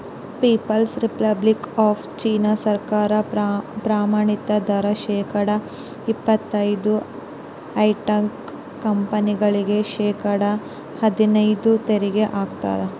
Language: Kannada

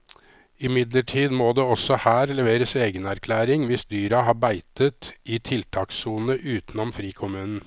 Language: Norwegian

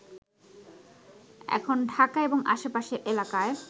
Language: Bangla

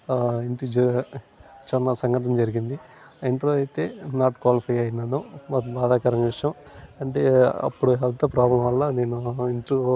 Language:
Telugu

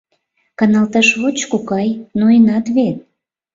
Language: Mari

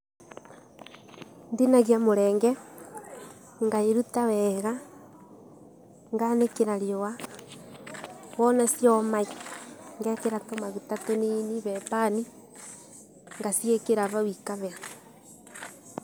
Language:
Kikuyu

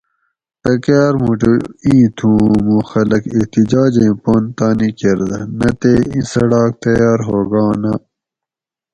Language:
Gawri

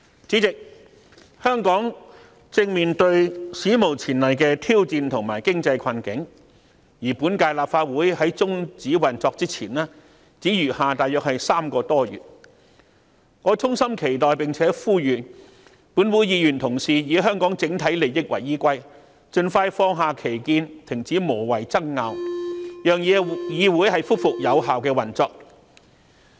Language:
Cantonese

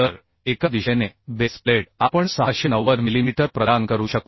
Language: Marathi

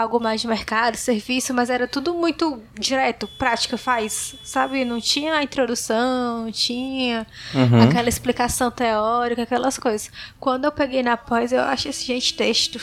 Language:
Portuguese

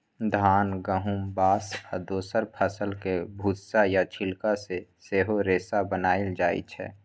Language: Maithili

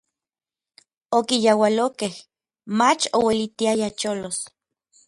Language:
Orizaba Nahuatl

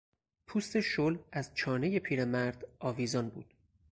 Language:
Persian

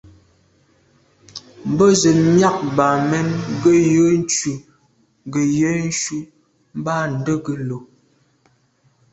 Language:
Medumba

